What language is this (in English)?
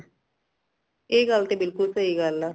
Punjabi